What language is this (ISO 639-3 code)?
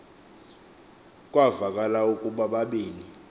xho